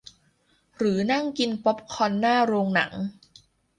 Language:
Thai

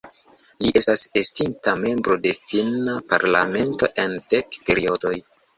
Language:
Esperanto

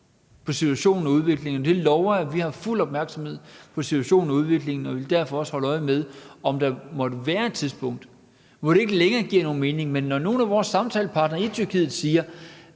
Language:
Danish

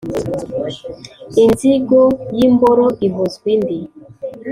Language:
Kinyarwanda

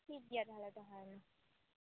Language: Santali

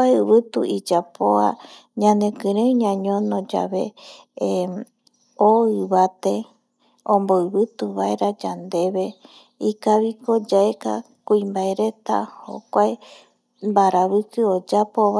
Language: Eastern Bolivian Guaraní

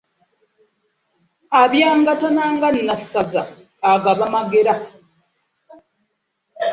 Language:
Ganda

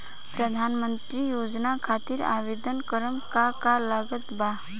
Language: Bhojpuri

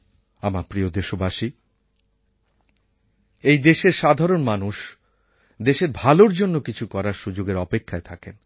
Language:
Bangla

